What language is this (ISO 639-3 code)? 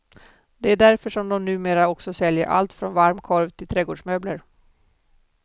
swe